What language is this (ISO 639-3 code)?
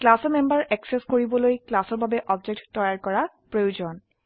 asm